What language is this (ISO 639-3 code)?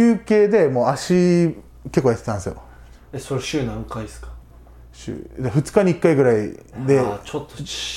jpn